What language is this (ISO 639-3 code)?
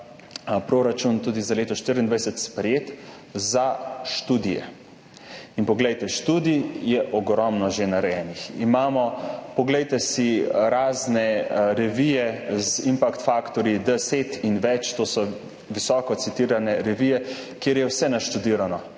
slv